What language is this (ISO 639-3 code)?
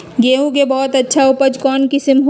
mag